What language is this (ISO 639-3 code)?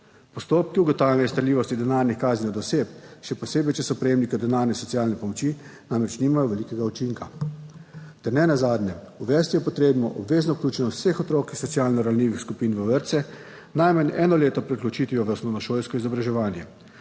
slv